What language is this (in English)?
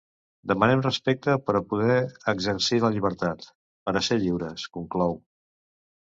Catalan